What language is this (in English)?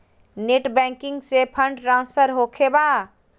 Magahi